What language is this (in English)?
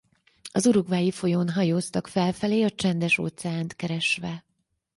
Hungarian